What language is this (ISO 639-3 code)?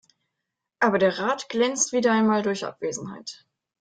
deu